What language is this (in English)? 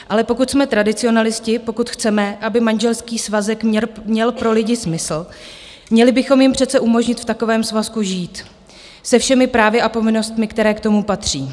Czech